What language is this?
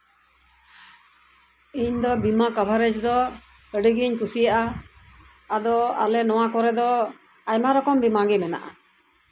Santali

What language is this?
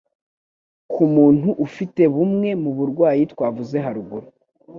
Kinyarwanda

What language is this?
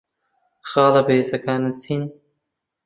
Central Kurdish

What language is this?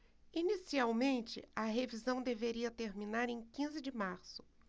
Portuguese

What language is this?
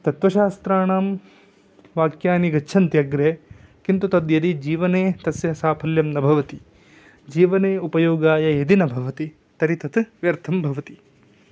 Sanskrit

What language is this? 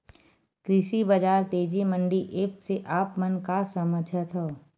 Chhattisgarhi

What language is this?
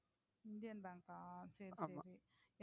Tamil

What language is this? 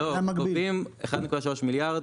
Hebrew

